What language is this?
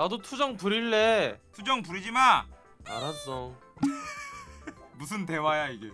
Korean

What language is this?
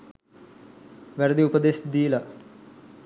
Sinhala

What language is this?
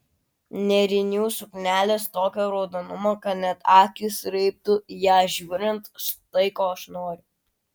Lithuanian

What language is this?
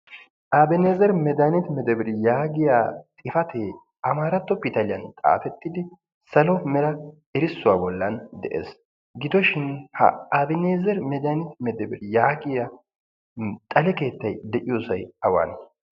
Wolaytta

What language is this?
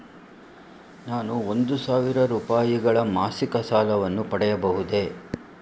Kannada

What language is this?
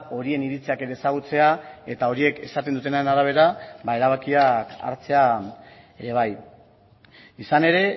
Basque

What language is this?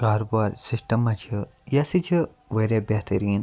Kashmiri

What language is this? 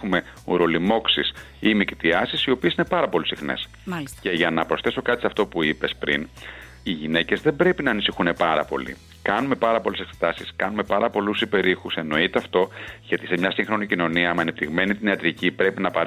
Greek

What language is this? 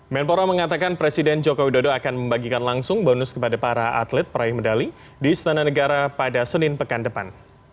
Indonesian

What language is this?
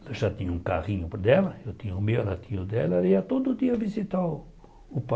Portuguese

